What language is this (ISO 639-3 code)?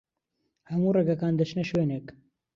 ckb